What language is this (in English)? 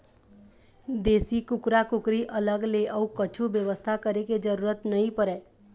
Chhattisgarhi